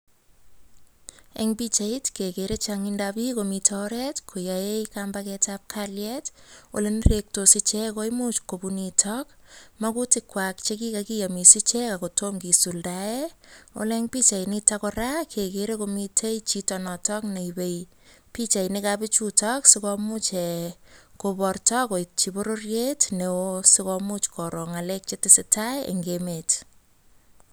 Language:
Kalenjin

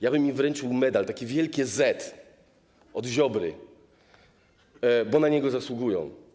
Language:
Polish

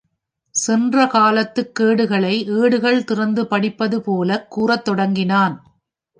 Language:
Tamil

